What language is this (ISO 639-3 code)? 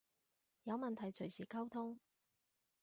yue